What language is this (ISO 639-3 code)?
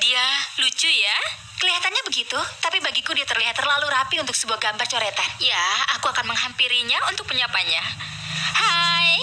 ind